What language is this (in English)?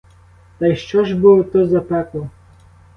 Ukrainian